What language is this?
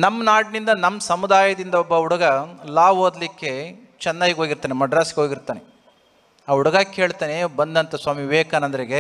Kannada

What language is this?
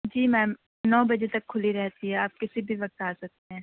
Urdu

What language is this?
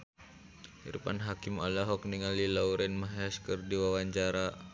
Sundanese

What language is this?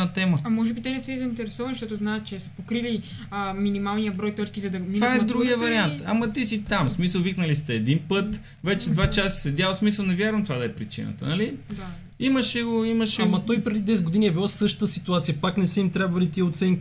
Bulgarian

